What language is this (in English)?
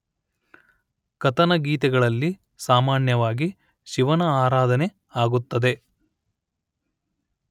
Kannada